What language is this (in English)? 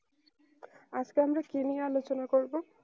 Bangla